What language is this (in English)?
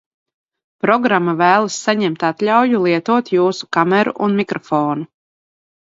Latvian